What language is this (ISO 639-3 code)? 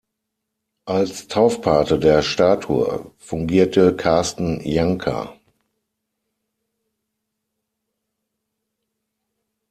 deu